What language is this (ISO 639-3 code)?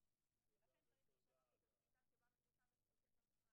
heb